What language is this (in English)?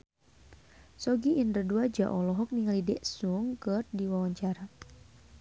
Sundanese